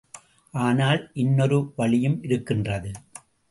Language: Tamil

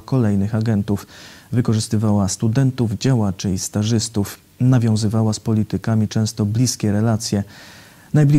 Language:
Polish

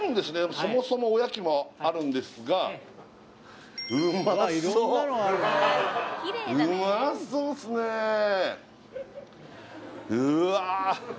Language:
Japanese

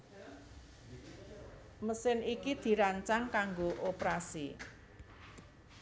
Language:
Javanese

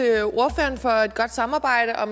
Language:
Danish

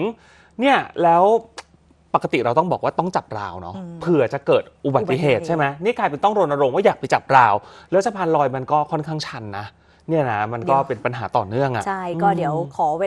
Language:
Thai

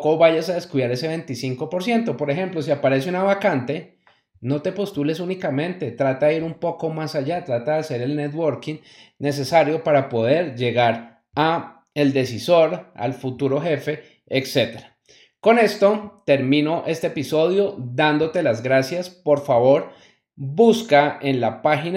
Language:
Spanish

